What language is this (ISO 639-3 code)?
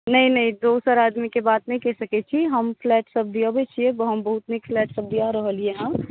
mai